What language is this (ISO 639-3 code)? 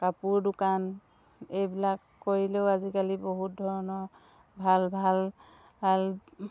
asm